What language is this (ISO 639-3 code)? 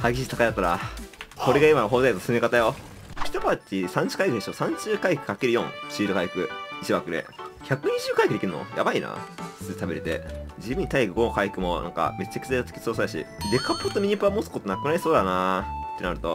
jpn